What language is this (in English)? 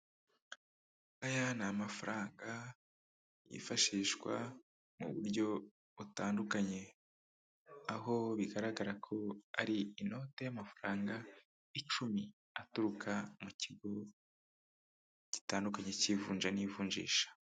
Kinyarwanda